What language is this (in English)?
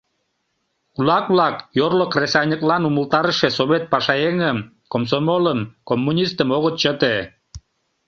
Mari